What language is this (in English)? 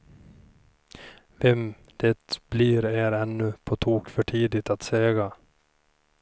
Swedish